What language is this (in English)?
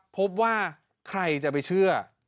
Thai